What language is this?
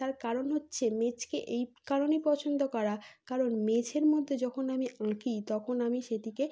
Bangla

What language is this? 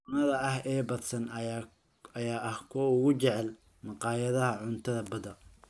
Somali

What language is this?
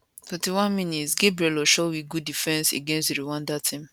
Nigerian Pidgin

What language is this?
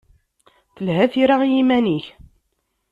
Kabyle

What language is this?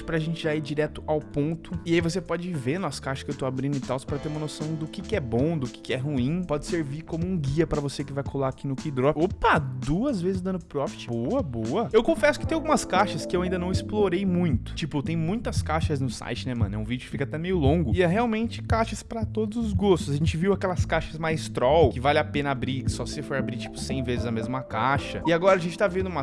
Portuguese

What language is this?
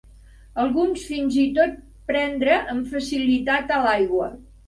Catalan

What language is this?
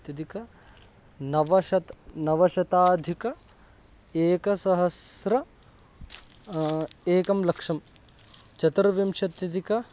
Sanskrit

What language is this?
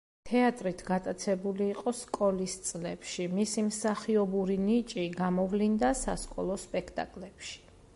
Georgian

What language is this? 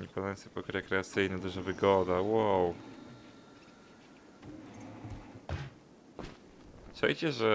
Polish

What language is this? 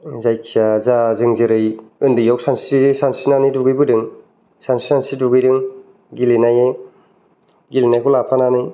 Bodo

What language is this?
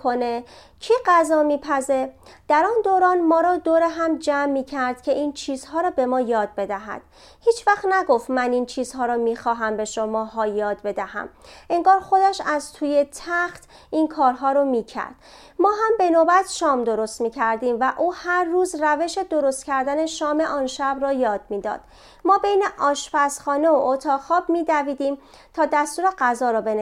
Persian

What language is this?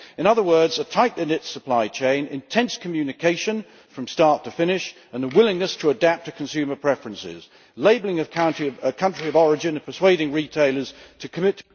English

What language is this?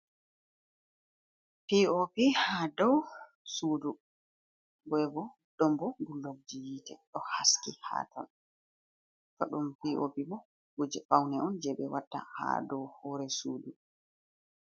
Fula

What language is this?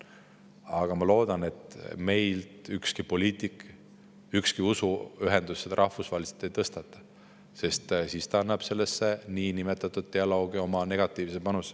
Estonian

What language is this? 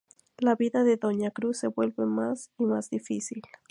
Spanish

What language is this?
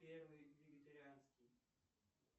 Russian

